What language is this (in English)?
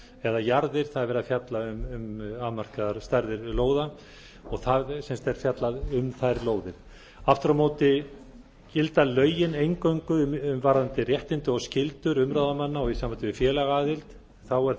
Icelandic